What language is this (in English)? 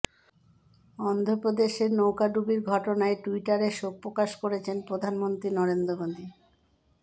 Bangla